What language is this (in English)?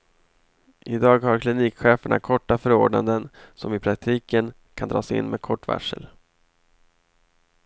Swedish